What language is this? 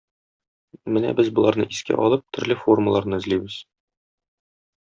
Tatar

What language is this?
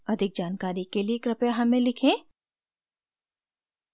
Hindi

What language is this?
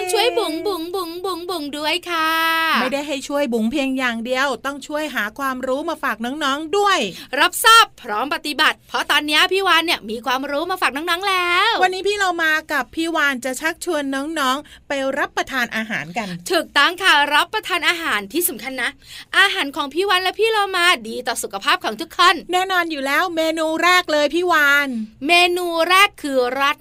Thai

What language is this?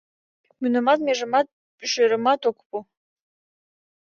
Mari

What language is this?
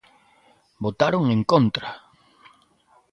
Galician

